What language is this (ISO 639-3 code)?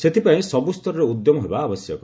ori